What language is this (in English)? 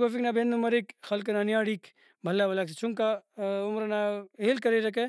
Brahui